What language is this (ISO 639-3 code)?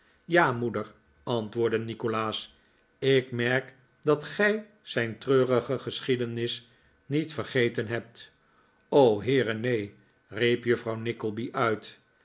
nld